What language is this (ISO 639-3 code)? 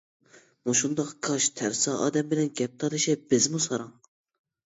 uig